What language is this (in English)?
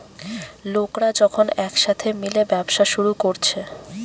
Bangla